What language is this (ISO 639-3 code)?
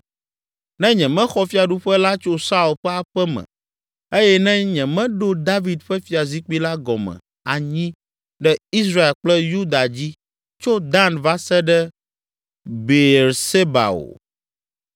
ewe